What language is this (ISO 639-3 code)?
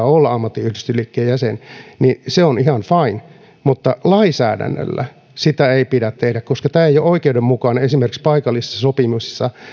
fin